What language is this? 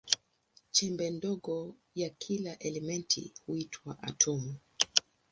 Swahili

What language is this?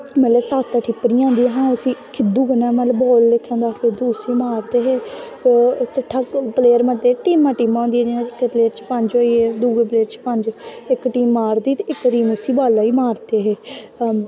Dogri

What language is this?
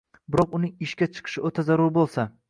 Uzbek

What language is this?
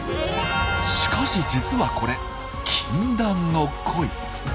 Japanese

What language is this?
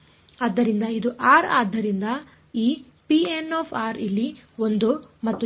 Kannada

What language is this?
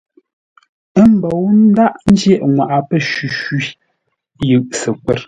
Ngombale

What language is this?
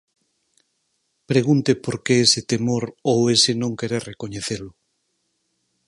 Galician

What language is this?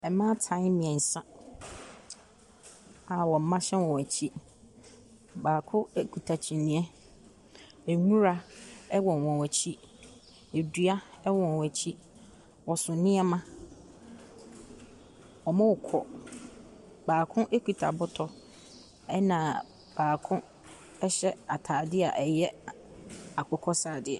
Akan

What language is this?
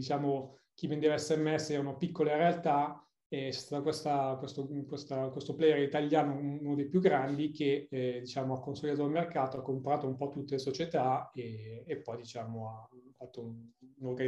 Italian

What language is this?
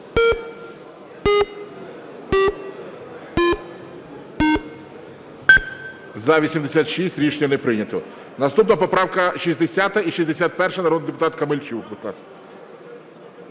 Ukrainian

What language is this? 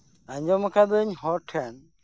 Santali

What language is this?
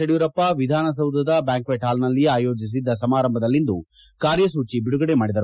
Kannada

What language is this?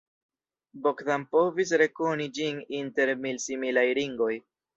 Esperanto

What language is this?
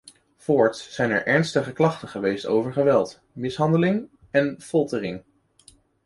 Dutch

